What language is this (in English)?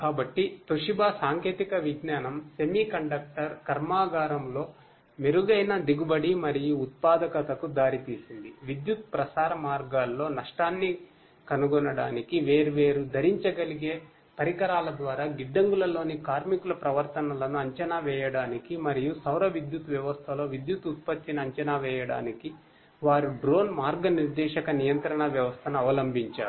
Telugu